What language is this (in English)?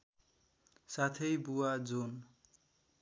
Nepali